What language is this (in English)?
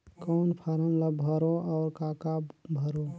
Chhattisgarhi